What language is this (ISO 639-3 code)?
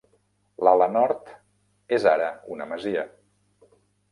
cat